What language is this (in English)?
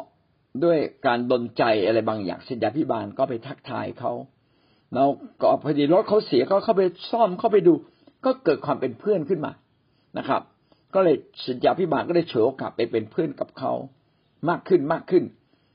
Thai